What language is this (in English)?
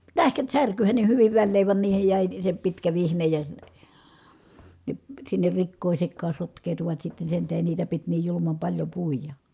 Finnish